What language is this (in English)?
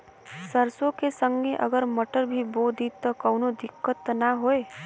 Bhojpuri